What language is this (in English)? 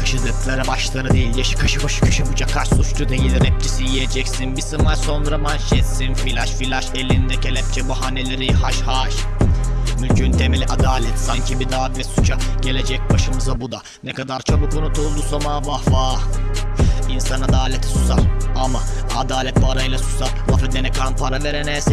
Turkish